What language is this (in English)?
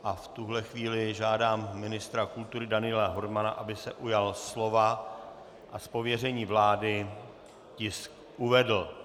Czech